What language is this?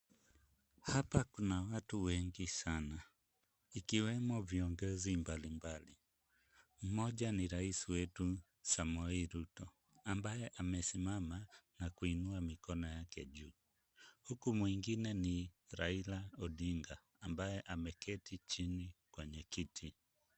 Swahili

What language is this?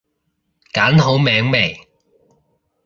Cantonese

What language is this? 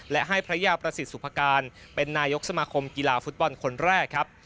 Thai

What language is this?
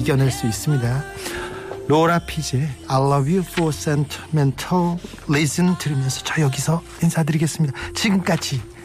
Korean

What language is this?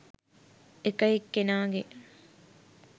Sinhala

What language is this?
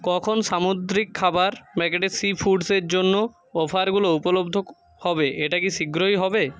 Bangla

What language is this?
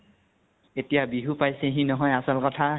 Assamese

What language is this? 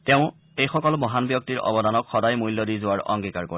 Assamese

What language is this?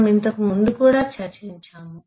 Telugu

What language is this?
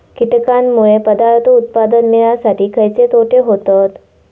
Marathi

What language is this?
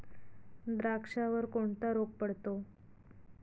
Marathi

